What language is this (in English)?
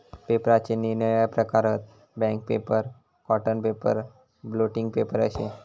Marathi